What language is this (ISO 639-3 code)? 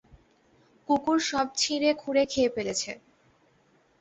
ben